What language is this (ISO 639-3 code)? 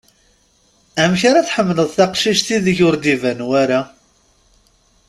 kab